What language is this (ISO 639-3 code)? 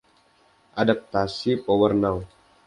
ind